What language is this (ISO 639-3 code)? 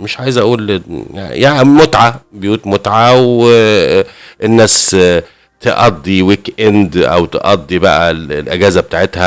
ara